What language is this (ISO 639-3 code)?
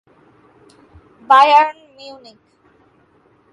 ben